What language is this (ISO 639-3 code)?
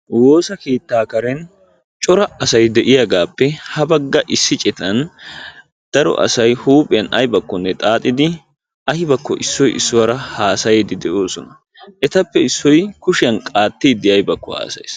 wal